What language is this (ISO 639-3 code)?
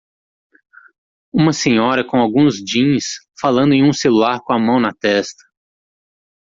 por